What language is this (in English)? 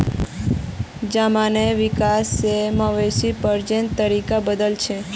Magahi